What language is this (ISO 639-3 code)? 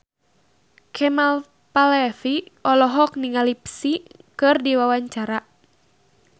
sun